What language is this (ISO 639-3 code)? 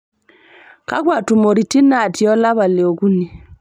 mas